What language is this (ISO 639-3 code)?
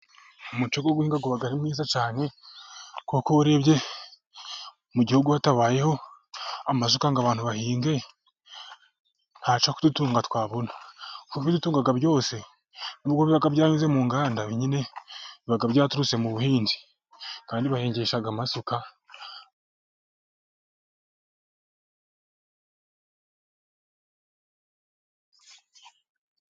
kin